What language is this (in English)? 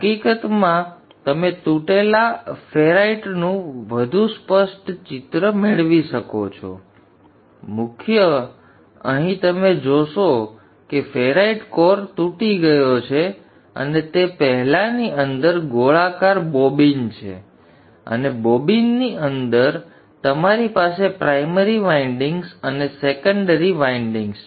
Gujarati